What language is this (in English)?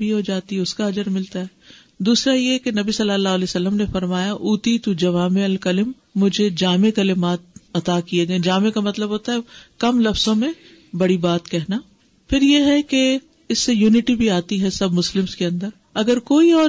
Urdu